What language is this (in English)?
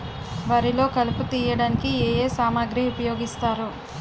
Telugu